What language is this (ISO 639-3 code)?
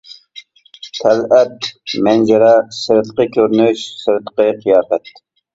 uig